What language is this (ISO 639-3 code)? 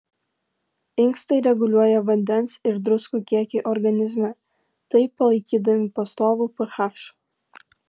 lit